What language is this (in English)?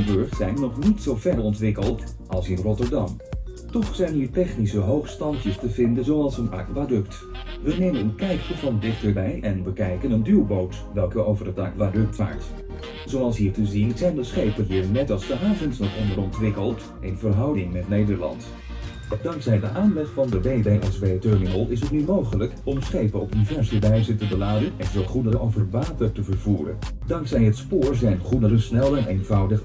Dutch